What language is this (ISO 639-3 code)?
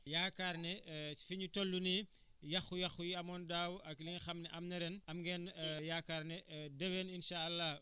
wol